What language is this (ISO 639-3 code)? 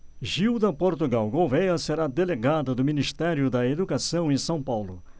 por